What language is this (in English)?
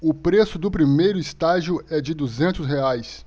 Portuguese